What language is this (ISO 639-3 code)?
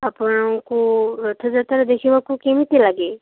ori